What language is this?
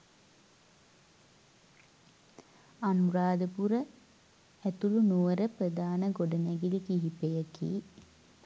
Sinhala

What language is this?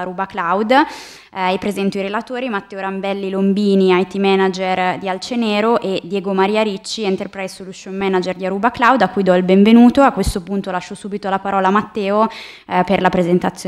Italian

